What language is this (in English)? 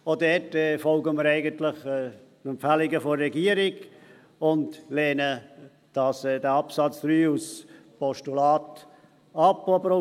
Swiss German